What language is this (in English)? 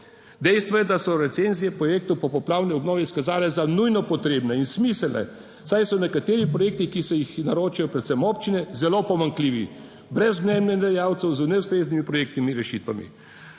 Slovenian